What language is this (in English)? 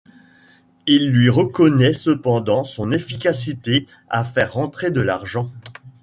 French